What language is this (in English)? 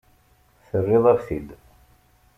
Kabyle